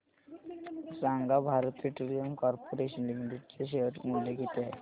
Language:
Marathi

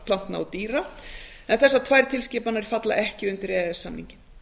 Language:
Icelandic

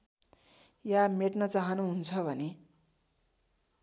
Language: Nepali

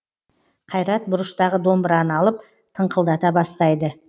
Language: Kazakh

